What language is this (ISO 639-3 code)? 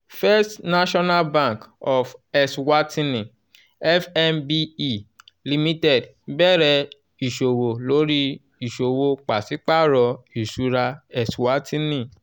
yor